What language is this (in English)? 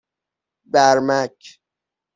Persian